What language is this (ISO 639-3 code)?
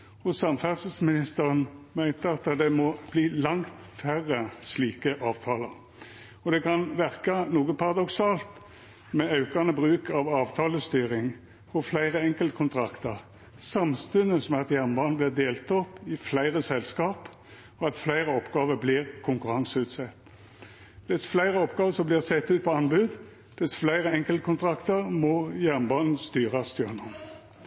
nno